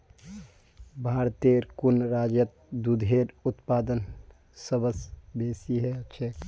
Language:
Magahi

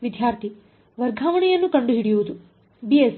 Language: Kannada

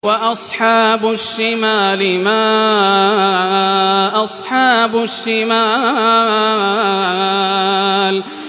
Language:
Arabic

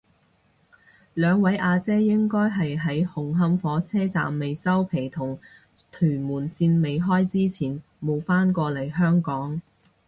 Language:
Cantonese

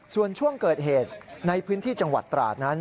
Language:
Thai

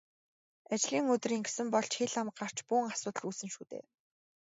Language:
Mongolian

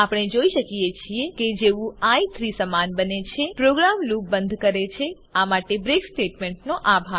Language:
Gujarati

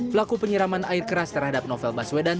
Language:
Indonesian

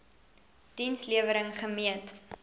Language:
Afrikaans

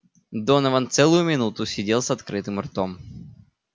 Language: Russian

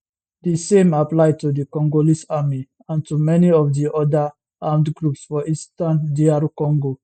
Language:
Nigerian Pidgin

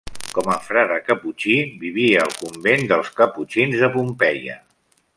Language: Catalan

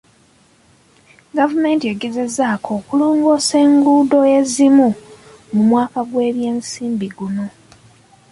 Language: Ganda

